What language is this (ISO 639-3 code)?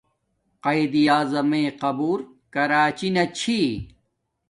dmk